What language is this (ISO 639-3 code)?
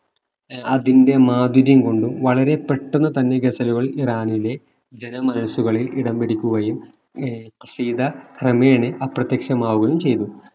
mal